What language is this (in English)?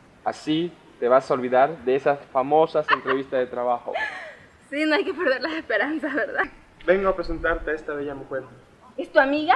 Spanish